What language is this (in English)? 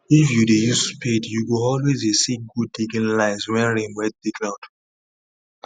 Nigerian Pidgin